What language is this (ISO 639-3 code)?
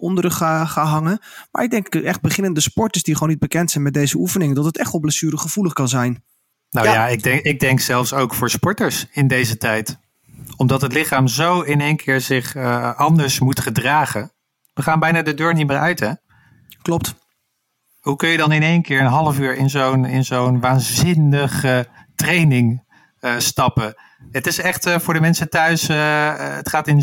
nld